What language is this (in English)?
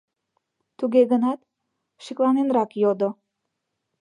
Mari